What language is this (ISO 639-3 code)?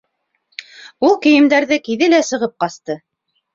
bak